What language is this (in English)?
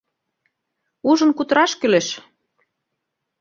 Mari